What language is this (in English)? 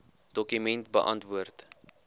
Afrikaans